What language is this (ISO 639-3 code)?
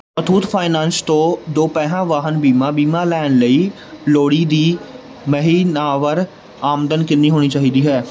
pan